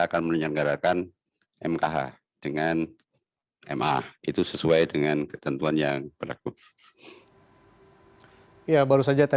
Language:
Indonesian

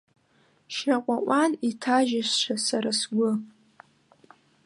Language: Abkhazian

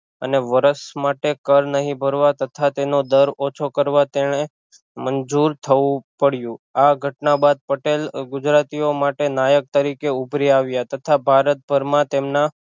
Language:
Gujarati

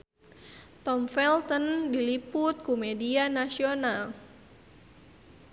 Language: Sundanese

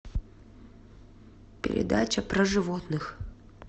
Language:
Russian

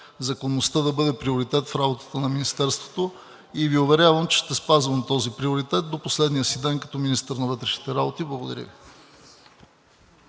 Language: Bulgarian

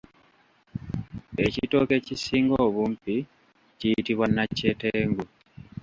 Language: Ganda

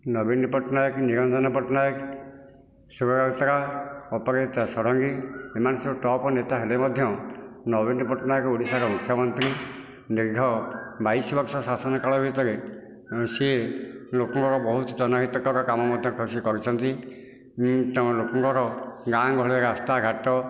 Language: Odia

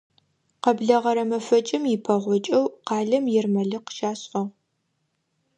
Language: Adyghe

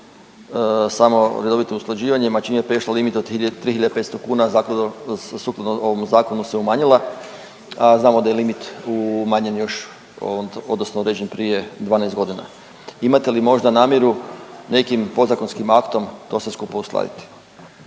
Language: Croatian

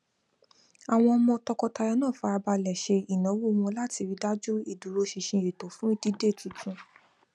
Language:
Yoruba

